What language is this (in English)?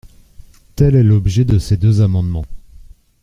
French